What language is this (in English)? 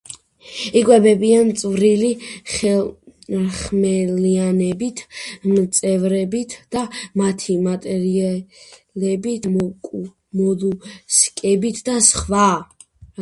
Georgian